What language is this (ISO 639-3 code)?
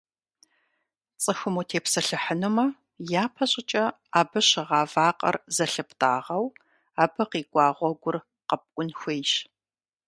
kbd